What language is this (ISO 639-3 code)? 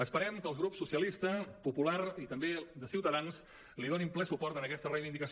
cat